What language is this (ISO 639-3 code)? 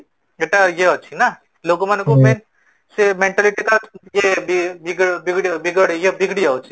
ori